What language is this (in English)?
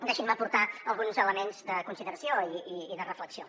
Catalan